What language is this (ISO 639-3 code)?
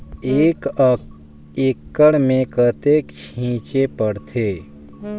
hne